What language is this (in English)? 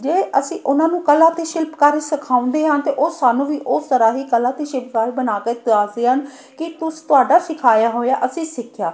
Punjabi